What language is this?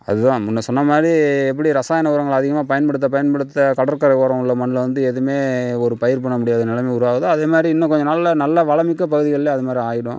Tamil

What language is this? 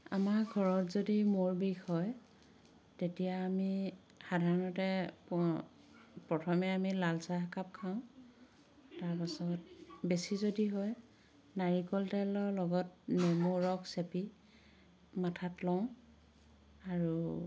Assamese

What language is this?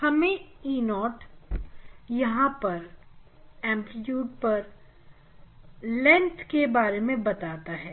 Hindi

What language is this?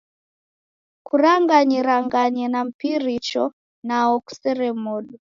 Taita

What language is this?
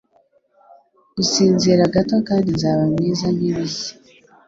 Kinyarwanda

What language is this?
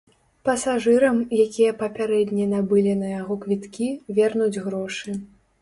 Belarusian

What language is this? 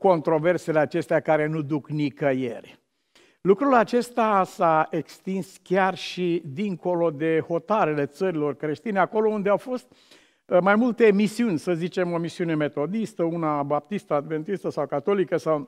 Romanian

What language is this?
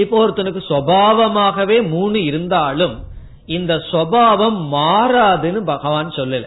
Tamil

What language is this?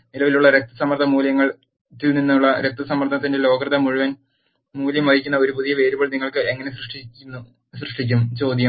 Malayalam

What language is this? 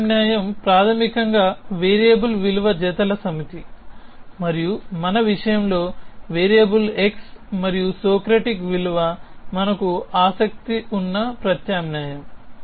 Telugu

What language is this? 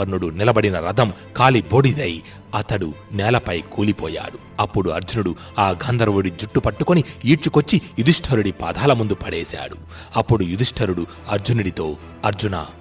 Telugu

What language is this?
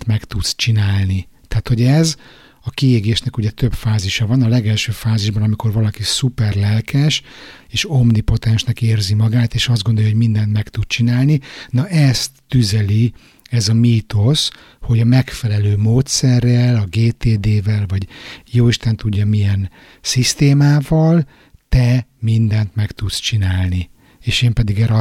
Hungarian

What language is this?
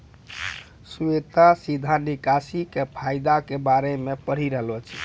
Maithili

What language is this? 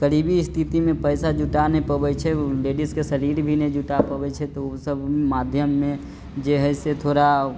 Maithili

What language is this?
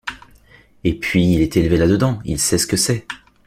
French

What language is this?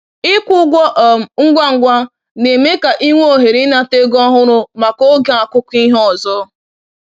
Igbo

